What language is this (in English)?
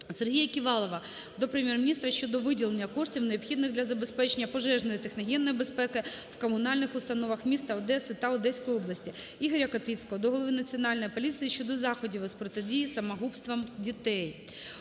Ukrainian